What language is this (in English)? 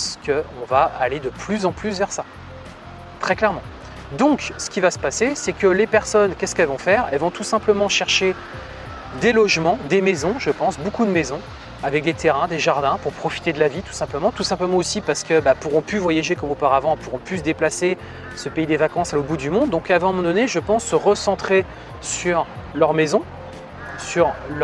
French